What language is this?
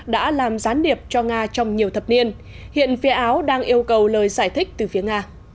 Vietnamese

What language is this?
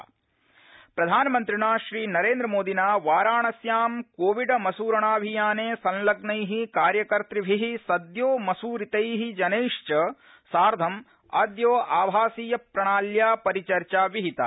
Sanskrit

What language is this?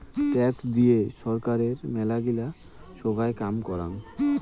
Bangla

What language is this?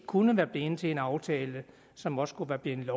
Danish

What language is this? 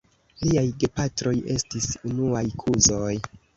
Esperanto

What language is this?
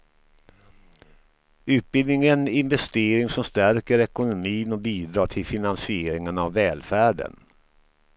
Swedish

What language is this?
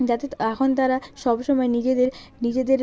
Bangla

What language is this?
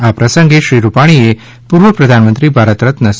Gujarati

